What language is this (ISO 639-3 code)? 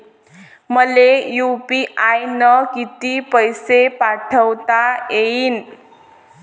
mar